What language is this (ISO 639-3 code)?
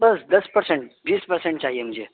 urd